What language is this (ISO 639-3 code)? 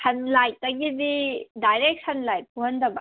mni